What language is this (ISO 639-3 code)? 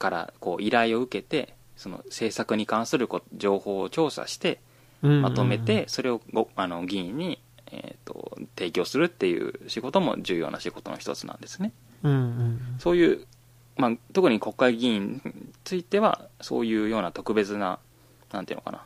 jpn